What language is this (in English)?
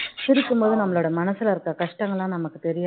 Tamil